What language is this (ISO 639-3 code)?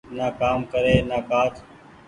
gig